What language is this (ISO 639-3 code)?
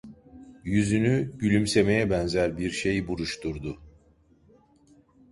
tur